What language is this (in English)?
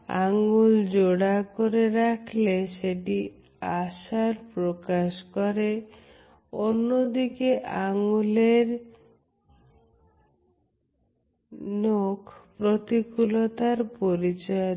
Bangla